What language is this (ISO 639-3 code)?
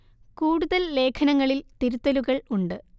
mal